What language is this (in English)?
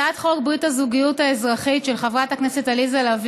Hebrew